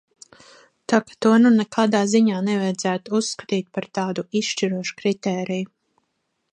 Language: Latvian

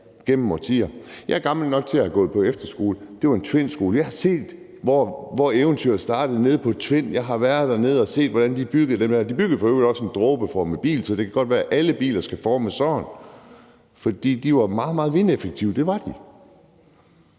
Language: Danish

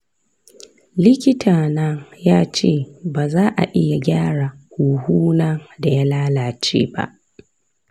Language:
Hausa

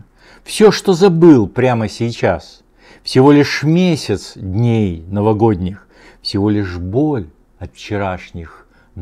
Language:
Russian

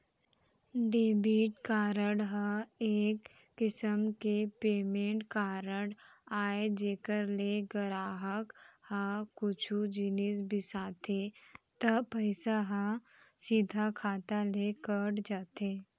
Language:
Chhattisgarhi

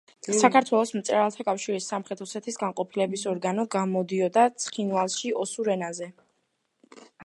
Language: Georgian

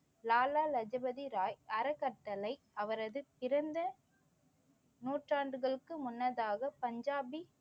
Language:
Tamil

